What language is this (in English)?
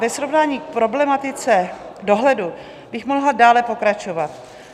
Czech